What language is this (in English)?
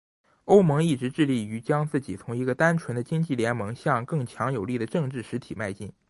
Chinese